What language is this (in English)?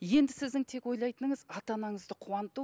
Kazakh